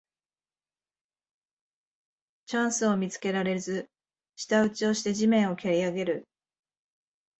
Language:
Japanese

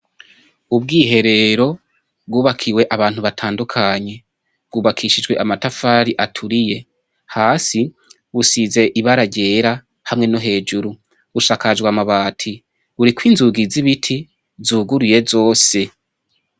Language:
Rundi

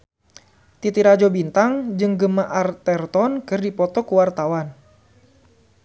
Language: Sundanese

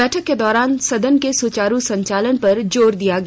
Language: Hindi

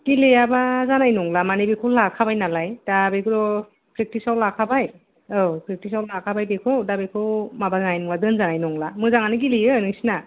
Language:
Bodo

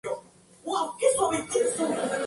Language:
Spanish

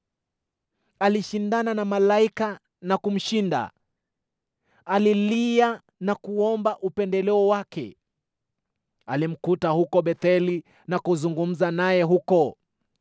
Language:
Swahili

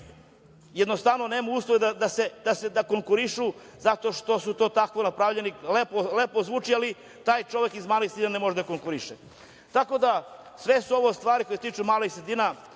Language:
Serbian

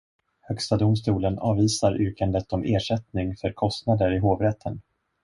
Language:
Swedish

